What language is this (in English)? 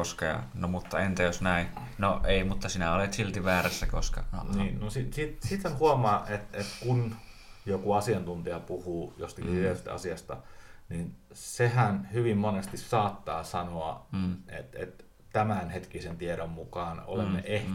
Finnish